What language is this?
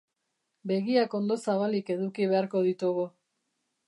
Basque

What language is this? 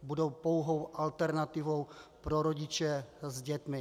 Czech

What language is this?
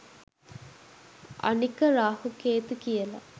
Sinhala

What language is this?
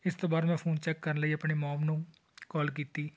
Punjabi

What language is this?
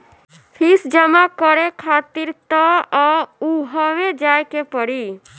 Bhojpuri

